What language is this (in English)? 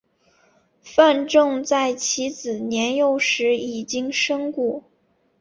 Chinese